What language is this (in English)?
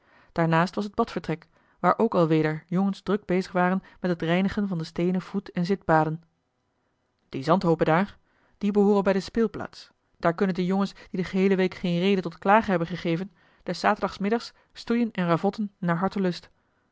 Dutch